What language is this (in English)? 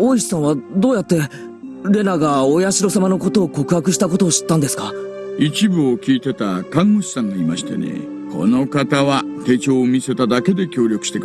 Japanese